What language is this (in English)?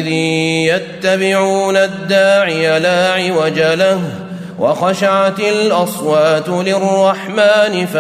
Arabic